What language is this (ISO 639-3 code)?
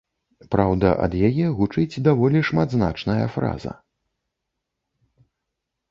bel